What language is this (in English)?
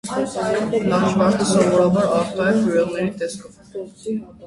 Armenian